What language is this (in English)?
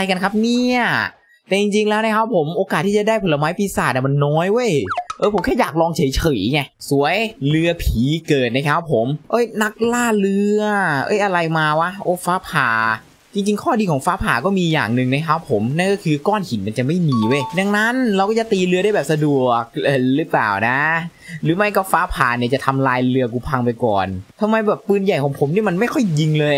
Thai